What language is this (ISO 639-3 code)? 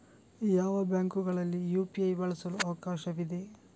kan